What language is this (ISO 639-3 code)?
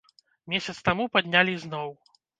bel